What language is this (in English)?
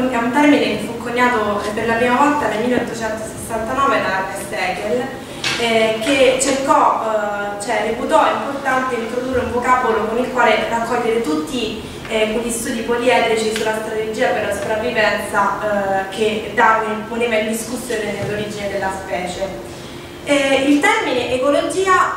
Italian